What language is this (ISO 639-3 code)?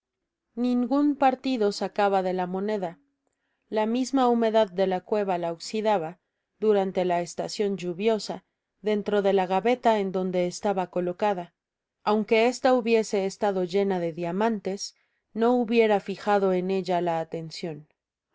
spa